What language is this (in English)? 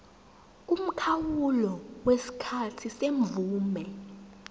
Zulu